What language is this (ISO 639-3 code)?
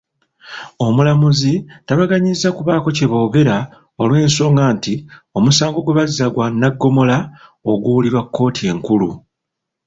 lug